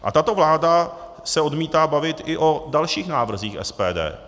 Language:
Czech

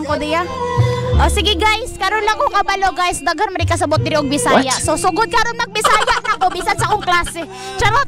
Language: Filipino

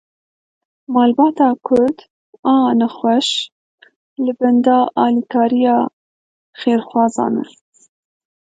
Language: Kurdish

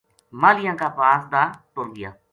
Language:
Gujari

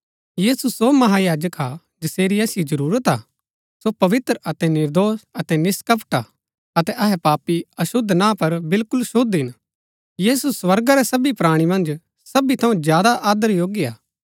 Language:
Gaddi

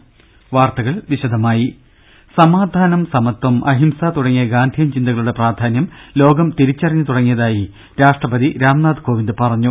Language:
Malayalam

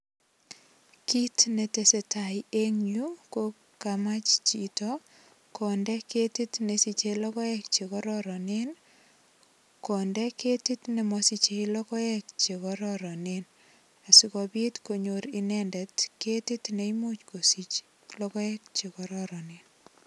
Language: Kalenjin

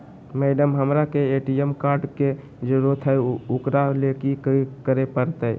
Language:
Magahi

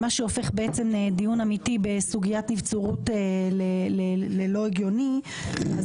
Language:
Hebrew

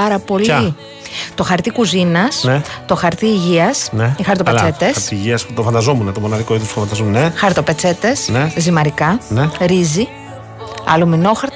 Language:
Greek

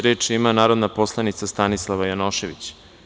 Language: Serbian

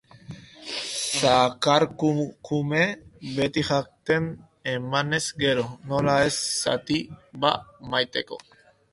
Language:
Basque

